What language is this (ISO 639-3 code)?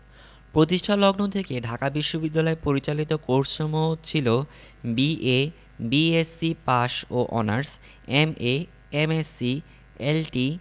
ben